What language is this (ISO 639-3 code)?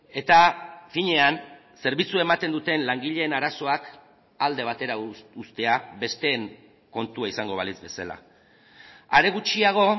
eus